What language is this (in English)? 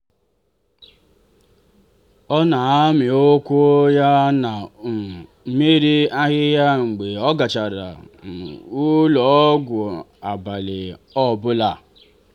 Igbo